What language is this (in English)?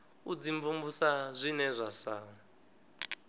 Venda